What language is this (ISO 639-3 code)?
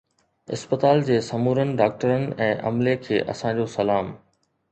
snd